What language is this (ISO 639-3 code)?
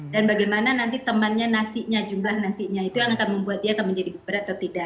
ind